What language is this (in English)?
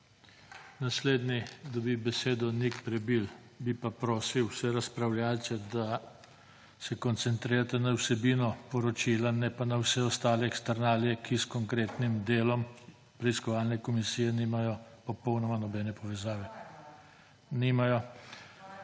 Slovenian